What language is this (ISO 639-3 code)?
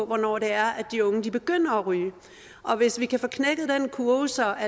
dan